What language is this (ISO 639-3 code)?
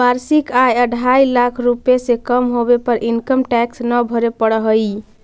mag